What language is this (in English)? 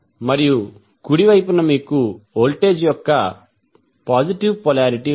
Telugu